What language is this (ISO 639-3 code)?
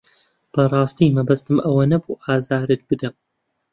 ckb